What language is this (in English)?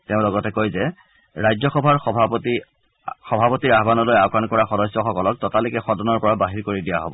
Assamese